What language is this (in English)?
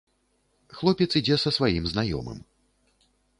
Belarusian